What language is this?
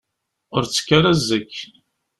Kabyle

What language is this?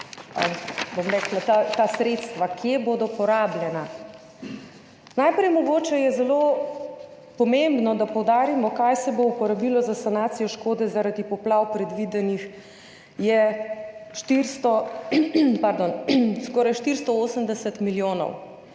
Slovenian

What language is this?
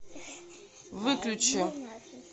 Russian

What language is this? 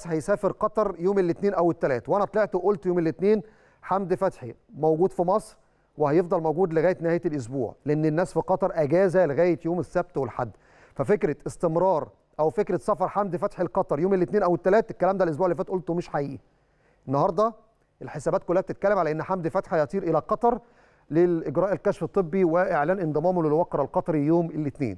Arabic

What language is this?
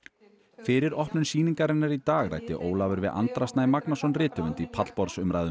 Icelandic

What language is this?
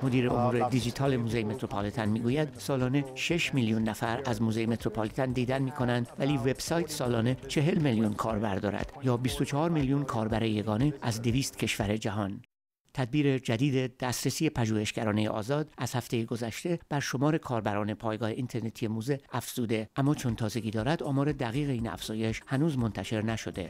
Persian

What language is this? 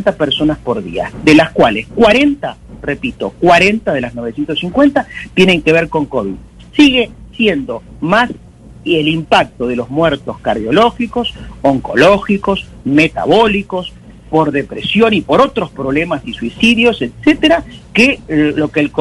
Spanish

